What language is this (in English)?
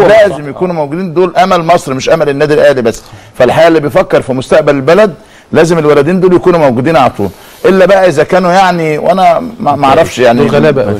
Arabic